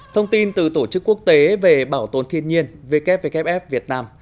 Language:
Vietnamese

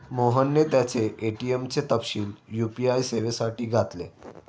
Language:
Marathi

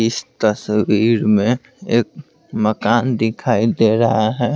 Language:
Hindi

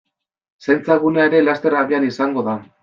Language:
Basque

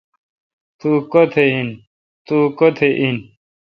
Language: Kalkoti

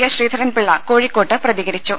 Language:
Malayalam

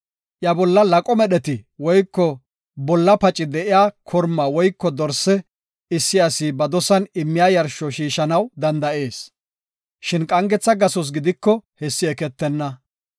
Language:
Gofa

